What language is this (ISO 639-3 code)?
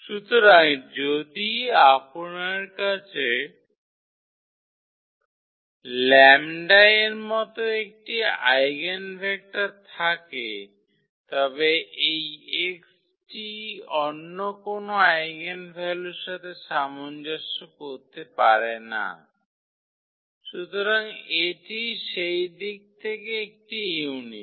ben